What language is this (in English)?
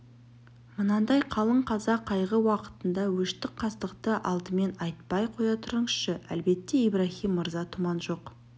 Kazakh